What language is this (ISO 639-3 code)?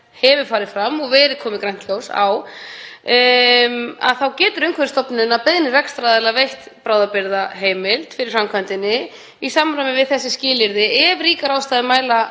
isl